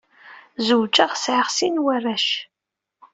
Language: Kabyle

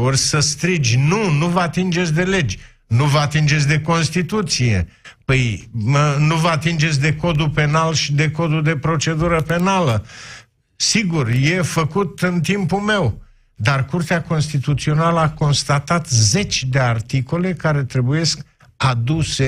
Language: Romanian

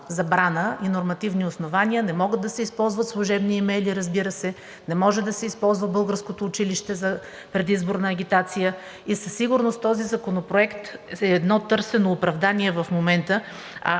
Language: Bulgarian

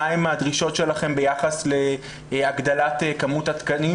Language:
Hebrew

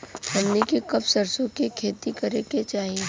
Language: Bhojpuri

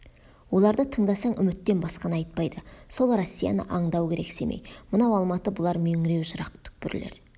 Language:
Kazakh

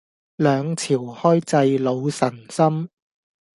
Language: Cantonese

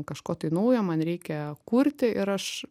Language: Lithuanian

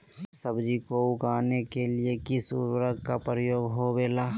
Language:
Magahi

